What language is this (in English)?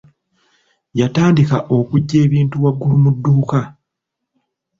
Ganda